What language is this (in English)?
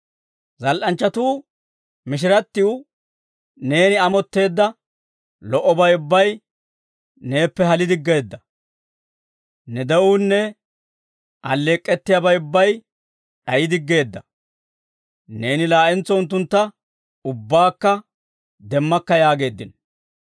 Dawro